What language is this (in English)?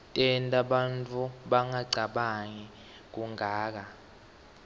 Swati